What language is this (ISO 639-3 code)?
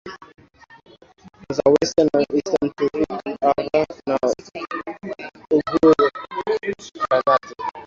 swa